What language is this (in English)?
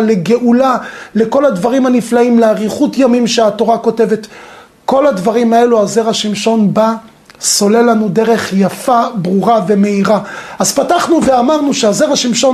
Hebrew